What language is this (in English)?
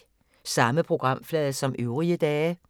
Danish